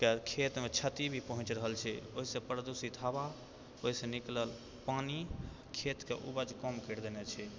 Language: Maithili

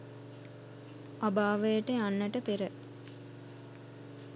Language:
Sinhala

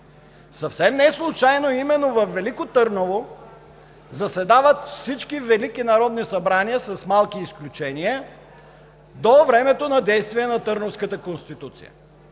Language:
Bulgarian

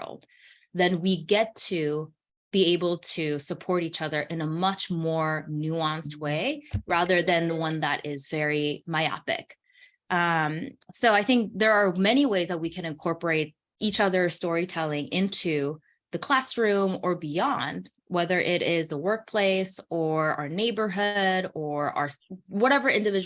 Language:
English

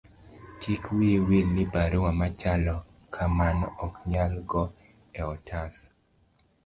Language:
Luo (Kenya and Tanzania)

